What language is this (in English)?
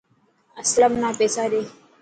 Dhatki